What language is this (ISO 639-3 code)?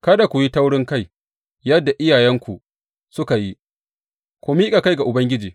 hau